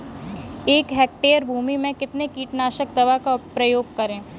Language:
Hindi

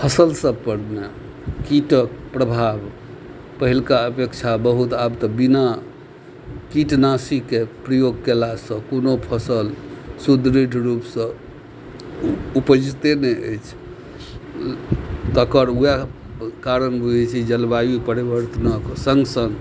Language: Maithili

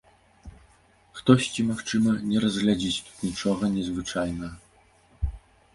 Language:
Belarusian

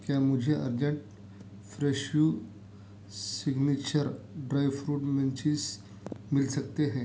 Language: Urdu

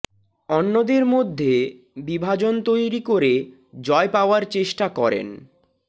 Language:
Bangla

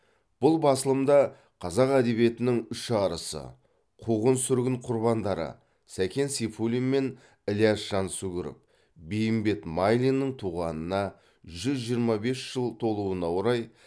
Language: Kazakh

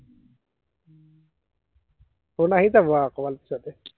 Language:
Assamese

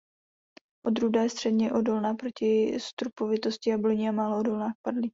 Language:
Czech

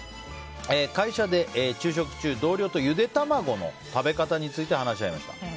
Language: Japanese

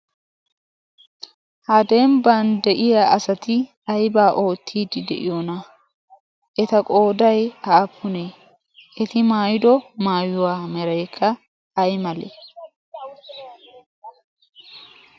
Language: Wolaytta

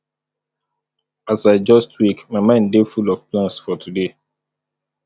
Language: Nigerian Pidgin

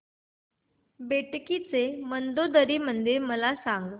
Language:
Marathi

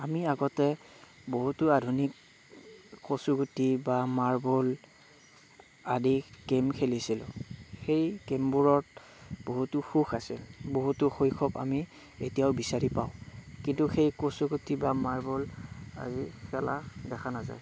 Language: Assamese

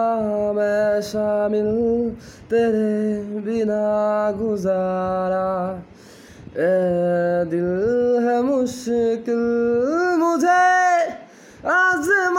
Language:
Bangla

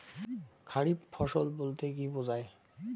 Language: Bangla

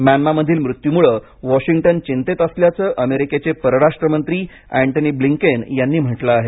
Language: Marathi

